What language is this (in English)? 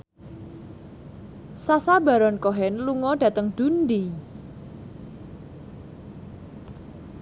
Javanese